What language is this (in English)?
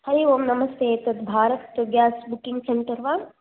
Sanskrit